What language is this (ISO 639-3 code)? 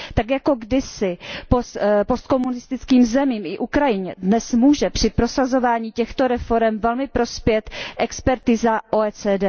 ces